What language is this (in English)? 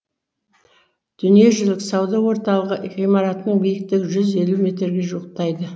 Kazakh